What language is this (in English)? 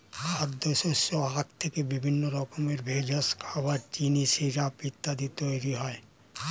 Bangla